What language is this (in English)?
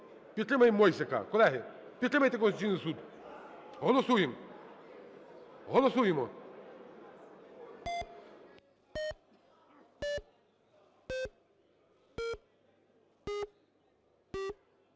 Ukrainian